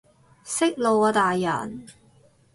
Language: Cantonese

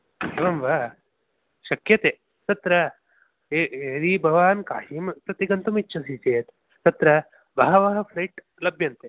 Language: Sanskrit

